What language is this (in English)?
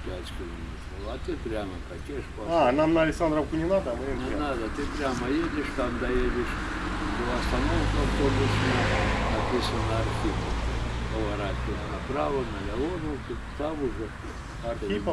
Ukrainian